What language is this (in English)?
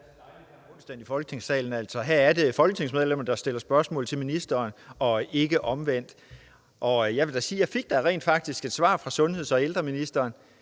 Danish